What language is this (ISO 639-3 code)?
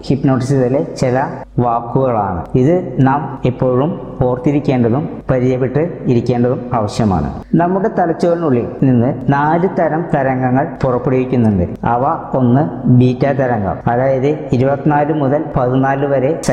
mal